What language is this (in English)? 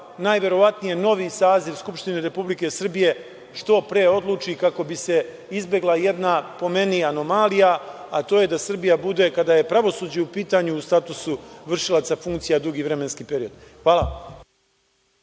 Serbian